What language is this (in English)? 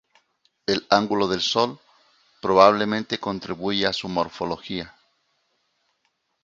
Spanish